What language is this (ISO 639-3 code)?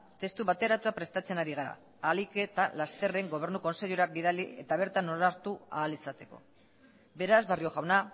eus